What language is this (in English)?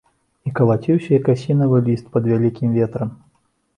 Belarusian